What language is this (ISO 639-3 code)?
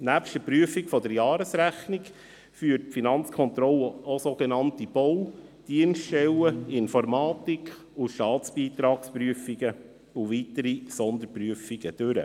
gsw